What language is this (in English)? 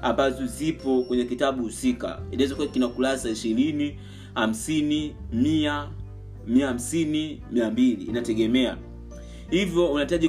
Swahili